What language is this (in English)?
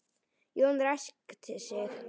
Icelandic